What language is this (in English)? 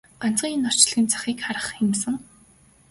Mongolian